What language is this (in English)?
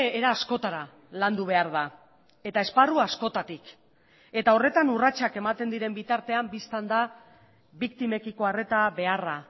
Basque